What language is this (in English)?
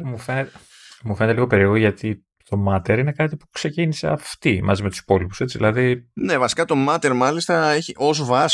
Greek